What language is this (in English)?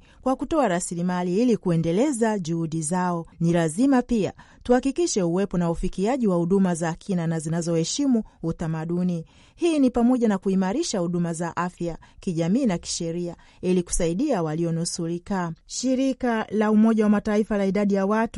Swahili